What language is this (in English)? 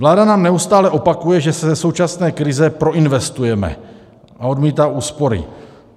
Czech